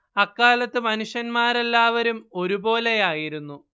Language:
Malayalam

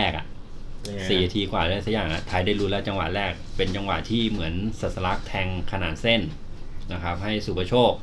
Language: Thai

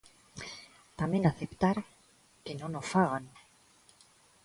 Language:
Galician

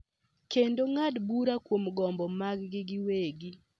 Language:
Luo (Kenya and Tanzania)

